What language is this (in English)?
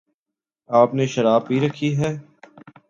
Urdu